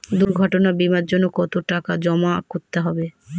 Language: Bangla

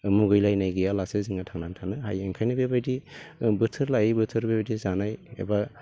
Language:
Bodo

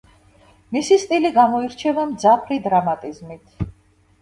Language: Georgian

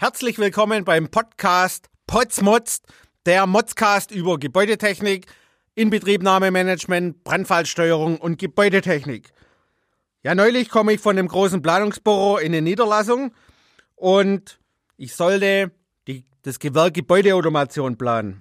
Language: German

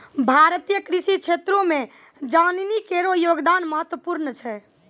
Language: Maithili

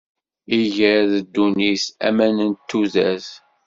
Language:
Kabyle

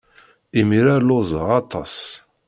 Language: Kabyle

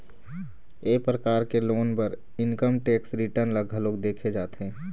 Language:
Chhattisgarhi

